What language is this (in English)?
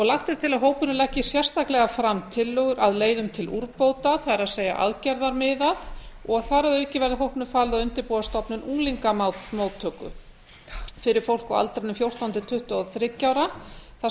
Icelandic